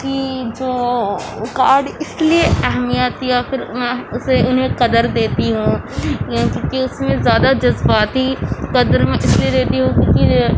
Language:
Urdu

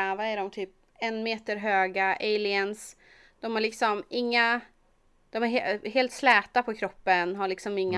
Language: Swedish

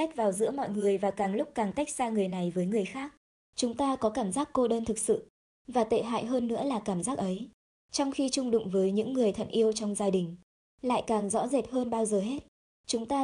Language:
Vietnamese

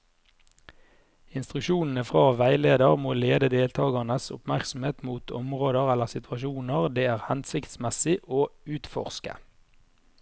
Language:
Norwegian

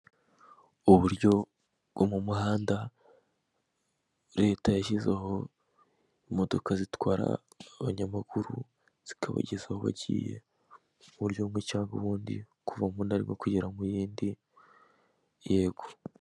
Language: Kinyarwanda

